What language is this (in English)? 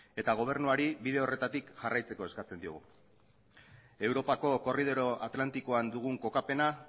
Basque